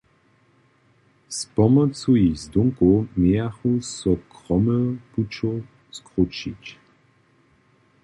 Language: Upper Sorbian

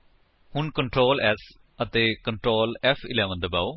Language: Punjabi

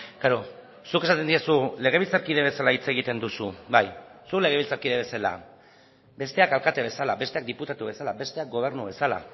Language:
Basque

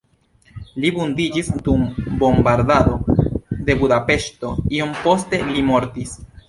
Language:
Esperanto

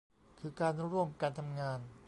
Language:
Thai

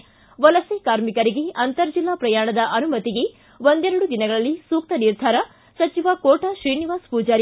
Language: Kannada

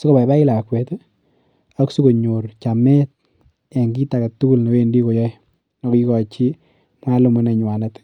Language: Kalenjin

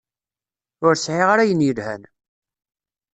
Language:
Kabyle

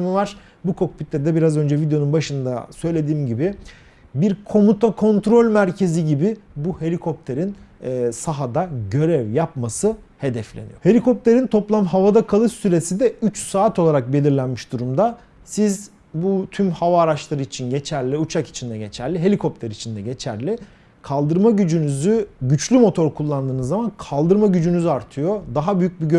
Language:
Turkish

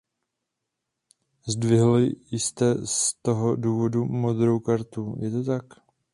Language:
Czech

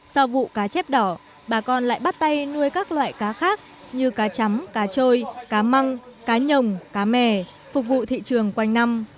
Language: Vietnamese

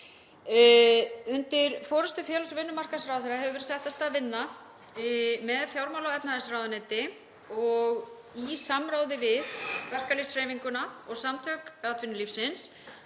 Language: Icelandic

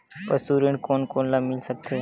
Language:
Chhattisgarhi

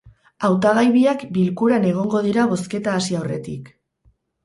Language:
Basque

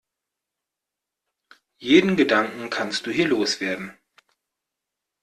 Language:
German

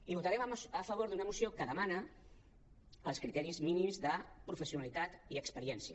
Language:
Catalan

